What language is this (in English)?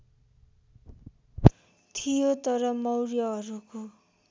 Nepali